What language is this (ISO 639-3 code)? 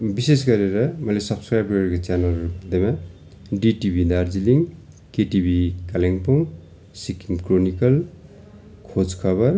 nep